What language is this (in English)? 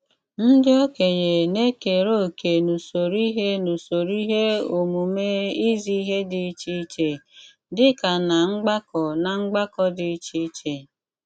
Igbo